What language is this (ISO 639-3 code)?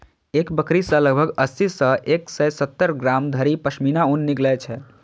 mai